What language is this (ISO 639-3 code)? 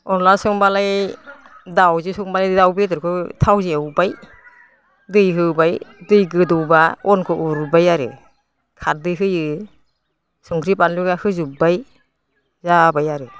brx